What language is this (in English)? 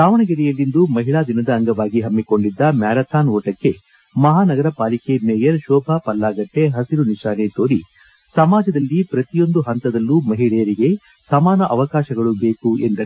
Kannada